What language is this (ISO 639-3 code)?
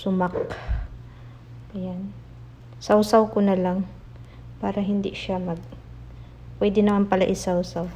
fil